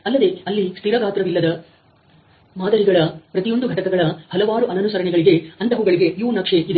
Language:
Kannada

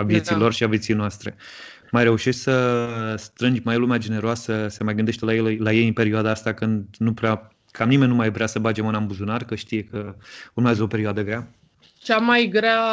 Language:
Romanian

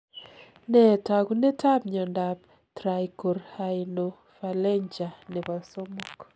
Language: Kalenjin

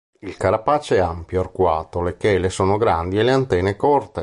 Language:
Italian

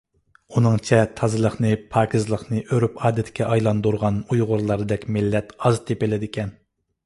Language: Uyghur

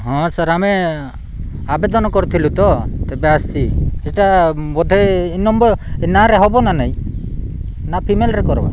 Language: Odia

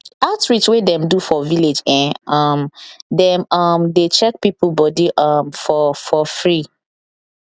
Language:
Nigerian Pidgin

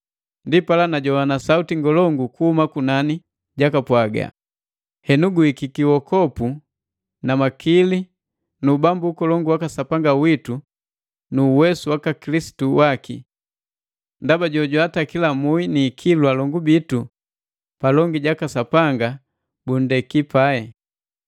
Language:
Matengo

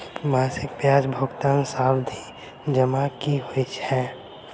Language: Maithili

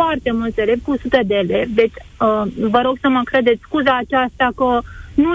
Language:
Romanian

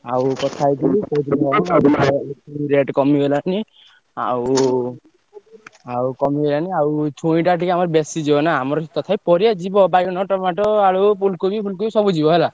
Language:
Odia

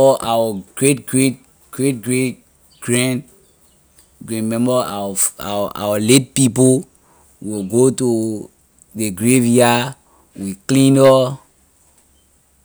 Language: Liberian English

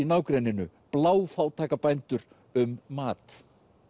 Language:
Icelandic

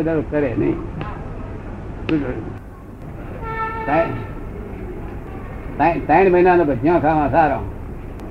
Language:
Gujarati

